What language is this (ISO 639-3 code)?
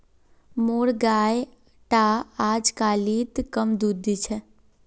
mag